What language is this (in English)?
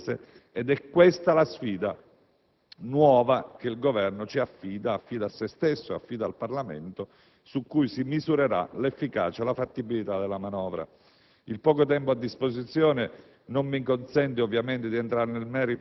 Italian